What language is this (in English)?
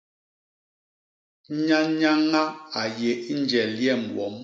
Basaa